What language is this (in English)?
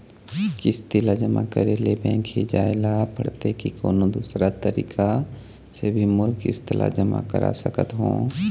Chhattisgarhi